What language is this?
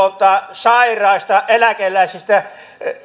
Finnish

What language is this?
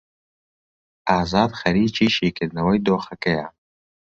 Central Kurdish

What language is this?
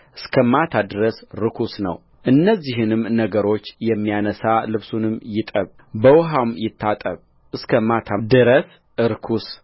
Amharic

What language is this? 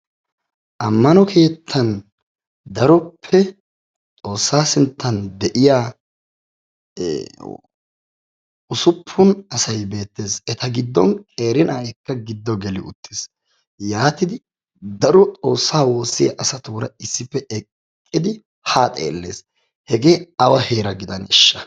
Wolaytta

